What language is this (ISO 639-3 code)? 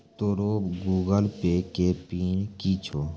mai